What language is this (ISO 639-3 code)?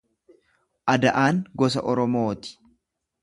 orm